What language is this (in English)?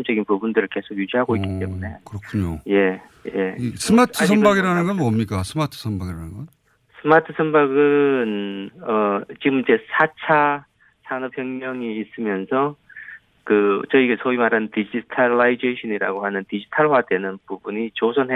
Korean